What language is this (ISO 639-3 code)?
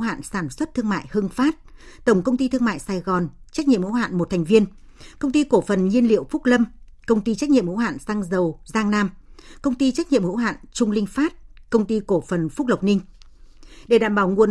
vie